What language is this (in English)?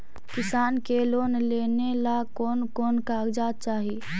Magahi